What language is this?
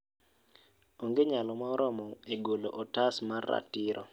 Luo (Kenya and Tanzania)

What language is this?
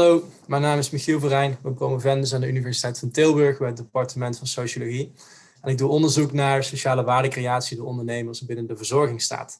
Dutch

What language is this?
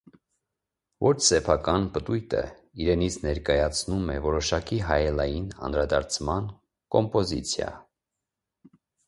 Armenian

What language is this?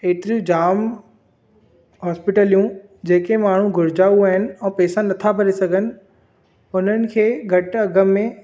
Sindhi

